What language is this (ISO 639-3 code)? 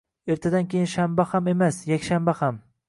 uzb